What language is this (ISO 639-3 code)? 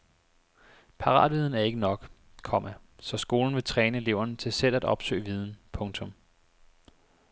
dan